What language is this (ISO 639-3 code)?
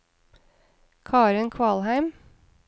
nor